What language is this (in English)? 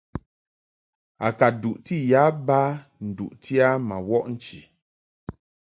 Mungaka